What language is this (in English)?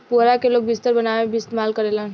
Bhojpuri